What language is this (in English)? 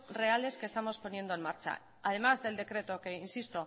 Spanish